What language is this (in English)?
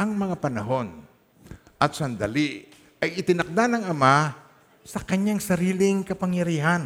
Filipino